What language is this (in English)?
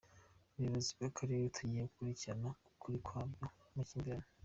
Kinyarwanda